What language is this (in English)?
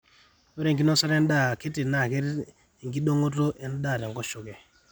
Masai